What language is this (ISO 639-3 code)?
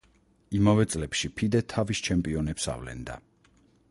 kat